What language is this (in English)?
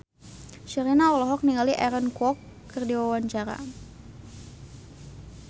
Sundanese